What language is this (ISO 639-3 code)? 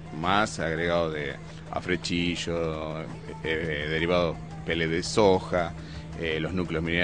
spa